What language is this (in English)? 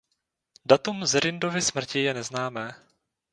Czech